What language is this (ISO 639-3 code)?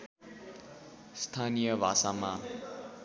nep